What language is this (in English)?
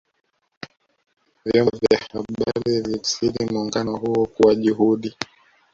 Swahili